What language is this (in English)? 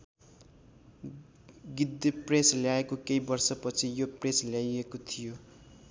Nepali